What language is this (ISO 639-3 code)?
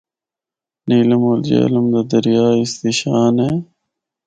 hno